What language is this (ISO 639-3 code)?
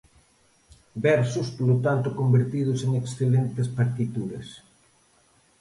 glg